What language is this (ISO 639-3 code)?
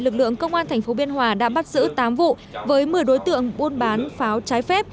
vie